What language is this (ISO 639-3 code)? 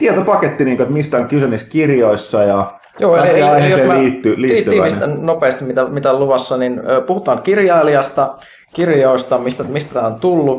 fin